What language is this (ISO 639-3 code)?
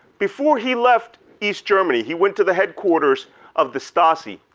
eng